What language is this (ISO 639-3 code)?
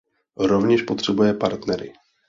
ces